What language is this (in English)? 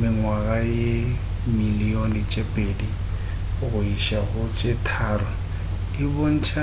Northern Sotho